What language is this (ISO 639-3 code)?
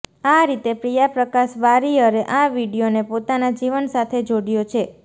guj